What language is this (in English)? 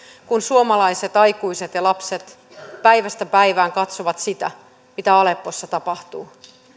Finnish